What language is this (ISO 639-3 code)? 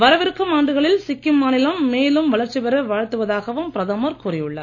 tam